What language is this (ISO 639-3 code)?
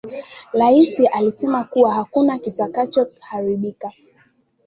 swa